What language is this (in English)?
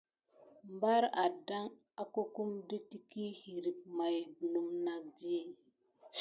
Gidar